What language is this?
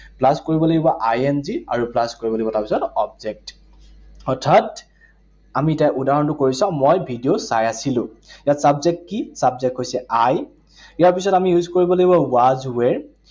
Assamese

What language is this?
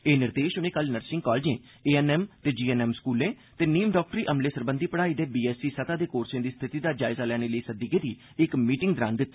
Dogri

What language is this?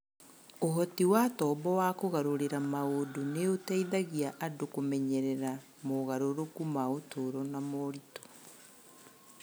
Kikuyu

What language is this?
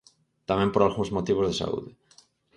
Galician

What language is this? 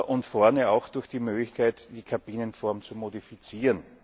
German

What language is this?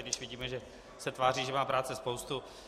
Czech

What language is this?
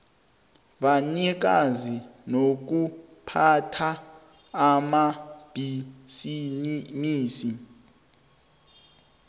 South Ndebele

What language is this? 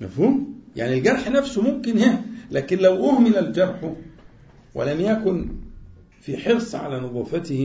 Arabic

